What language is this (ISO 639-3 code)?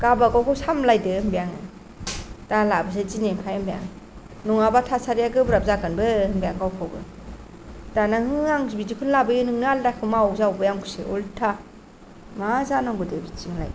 brx